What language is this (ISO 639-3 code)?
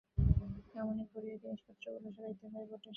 ben